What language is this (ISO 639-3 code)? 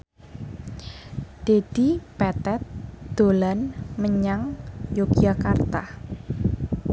jav